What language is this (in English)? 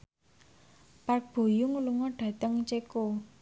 Javanese